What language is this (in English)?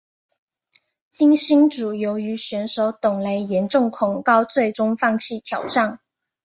Chinese